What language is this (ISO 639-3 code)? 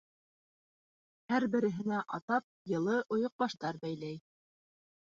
bak